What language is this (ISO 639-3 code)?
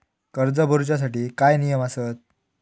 mar